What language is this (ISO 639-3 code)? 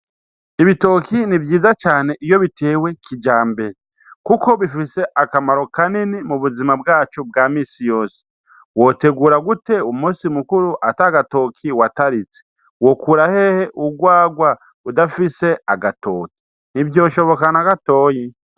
run